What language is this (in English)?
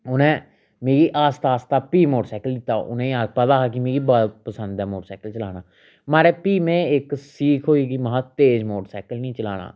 Dogri